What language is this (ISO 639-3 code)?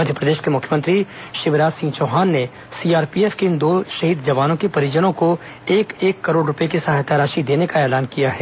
hin